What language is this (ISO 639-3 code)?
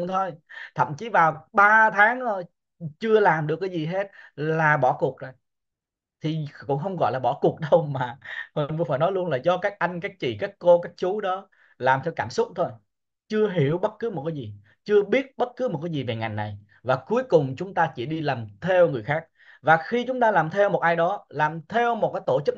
vie